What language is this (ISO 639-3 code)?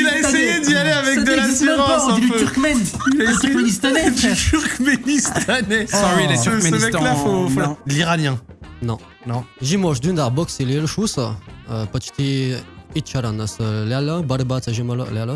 fra